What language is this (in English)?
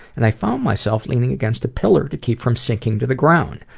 English